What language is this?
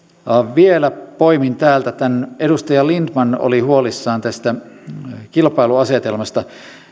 Finnish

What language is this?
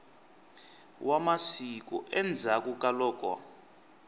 Tsonga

